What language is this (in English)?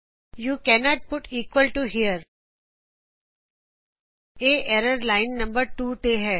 Punjabi